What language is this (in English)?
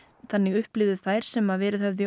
Icelandic